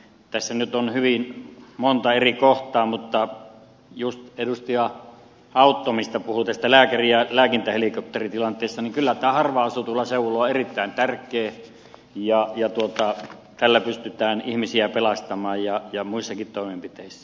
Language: Finnish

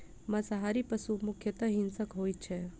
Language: Maithili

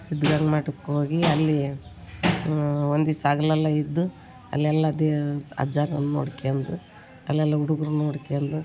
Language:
Kannada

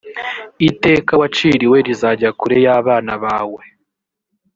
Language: Kinyarwanda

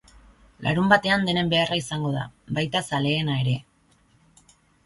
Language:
Basque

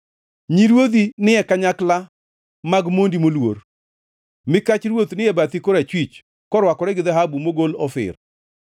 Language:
Luo (Kenya and Tanzania)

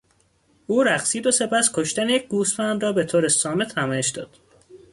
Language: Persian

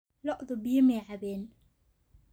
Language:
Somali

